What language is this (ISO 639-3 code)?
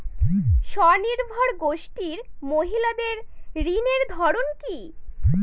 ben